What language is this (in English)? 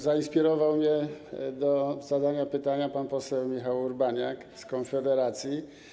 Polish